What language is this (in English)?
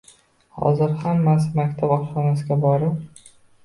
Uzbek